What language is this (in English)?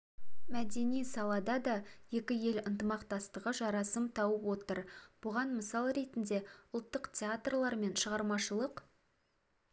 Kazakh